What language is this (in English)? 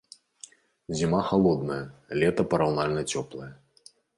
Belarusian